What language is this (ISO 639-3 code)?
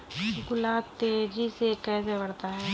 hin